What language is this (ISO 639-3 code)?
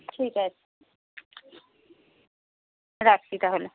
ben